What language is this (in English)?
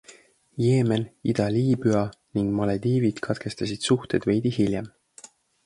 Estonian